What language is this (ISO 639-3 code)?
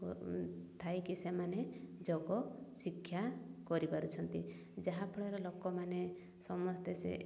ori